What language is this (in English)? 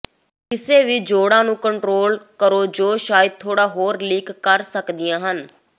Punjabi